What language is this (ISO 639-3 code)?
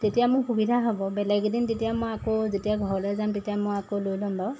asm